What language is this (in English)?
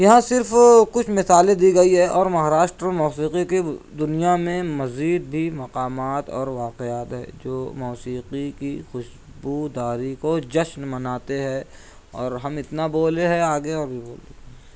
Urdu